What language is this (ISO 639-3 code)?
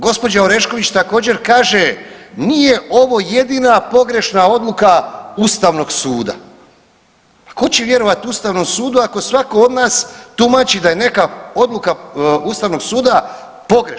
hrv